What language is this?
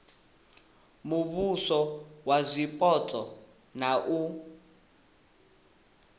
Venda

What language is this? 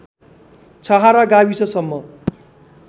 Nepali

